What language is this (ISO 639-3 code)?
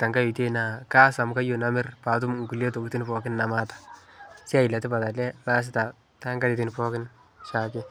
mas